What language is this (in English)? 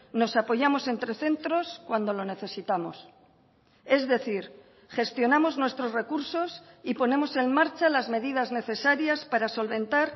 Spanish